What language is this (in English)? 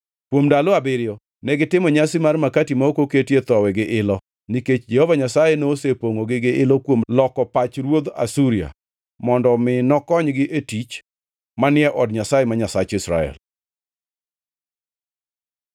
Luo (Kenya and Tanzania)